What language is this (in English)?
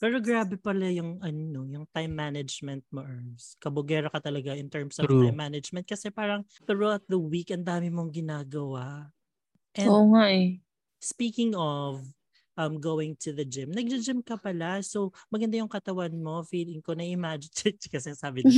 Filipino